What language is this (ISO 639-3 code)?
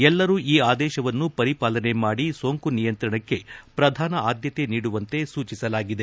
kan